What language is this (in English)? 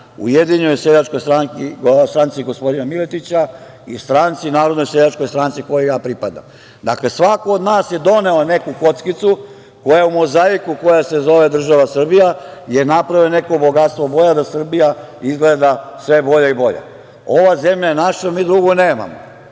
Serbian